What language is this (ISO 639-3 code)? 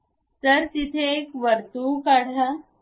mar